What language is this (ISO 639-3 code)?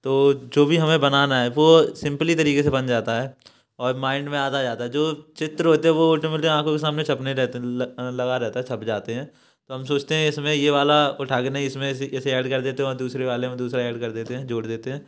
hin